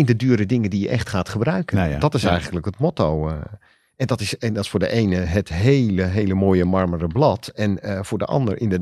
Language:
Dutch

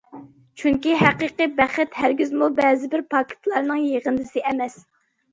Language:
Uyghur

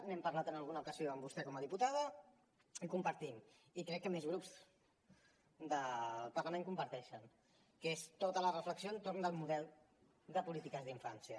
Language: Catalan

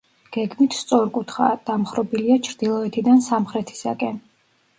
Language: Georgian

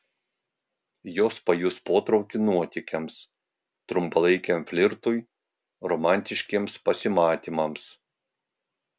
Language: Lithuanian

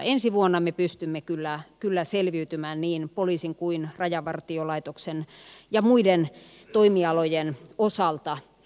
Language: Finnish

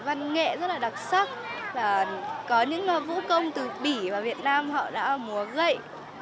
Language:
Vietnamese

